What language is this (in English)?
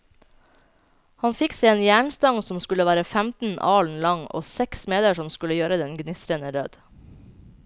Norwegian